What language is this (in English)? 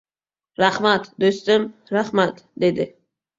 Uzbek